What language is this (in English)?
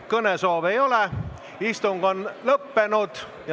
Estonian